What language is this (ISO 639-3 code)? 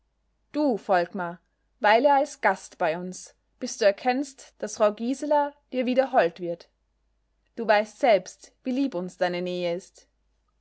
deu